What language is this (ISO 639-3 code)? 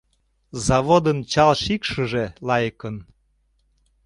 chm